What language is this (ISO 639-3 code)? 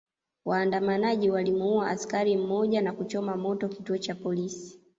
swa